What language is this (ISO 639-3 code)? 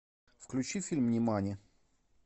rus